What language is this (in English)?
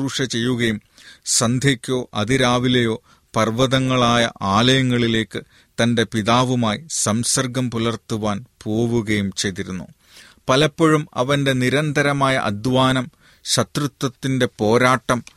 Malayalam